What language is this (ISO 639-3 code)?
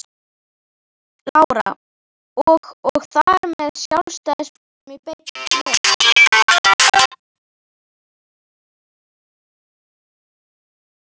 isl